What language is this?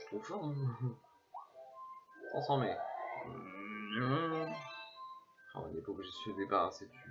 French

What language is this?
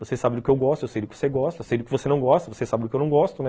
Portuguese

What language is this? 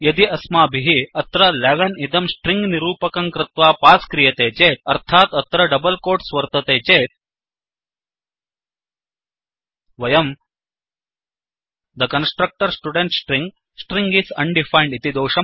Sanskrit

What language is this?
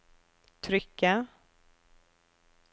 Norwegian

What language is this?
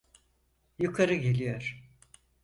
Turkish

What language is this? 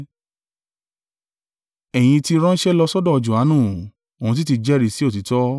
Yoruba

